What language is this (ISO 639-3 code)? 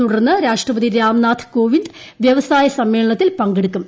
mal